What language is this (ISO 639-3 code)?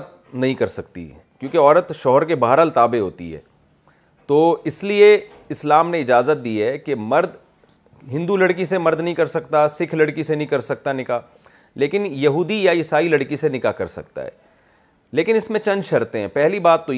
urd